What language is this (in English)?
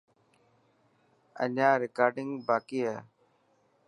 Dhatki